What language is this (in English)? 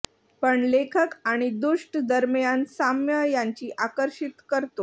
Marathi